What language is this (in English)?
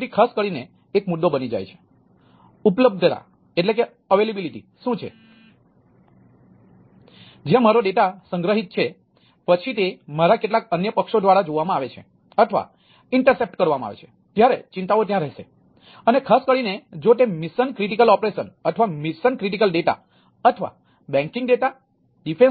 Gujarati